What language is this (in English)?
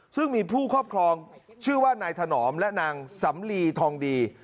Thai